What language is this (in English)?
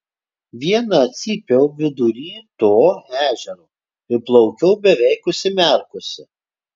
Lithuanian